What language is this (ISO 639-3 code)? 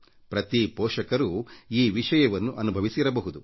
kan